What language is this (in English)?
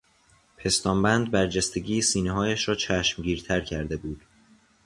Persian